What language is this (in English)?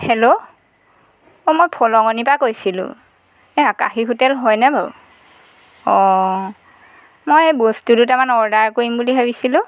Assamese